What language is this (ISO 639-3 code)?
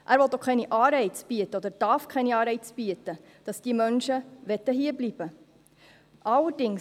gsw